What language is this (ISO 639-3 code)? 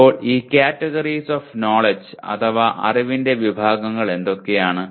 mal